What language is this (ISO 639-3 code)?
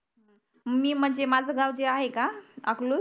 mar